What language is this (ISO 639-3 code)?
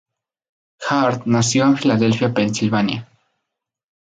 spa